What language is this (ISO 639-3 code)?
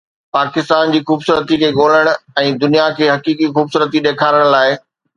snd